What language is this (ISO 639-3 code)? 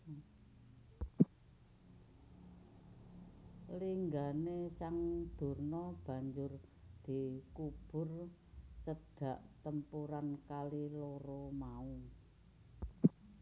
jav